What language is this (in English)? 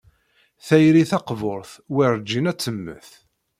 Kabyle